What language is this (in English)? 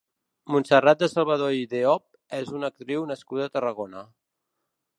Catalan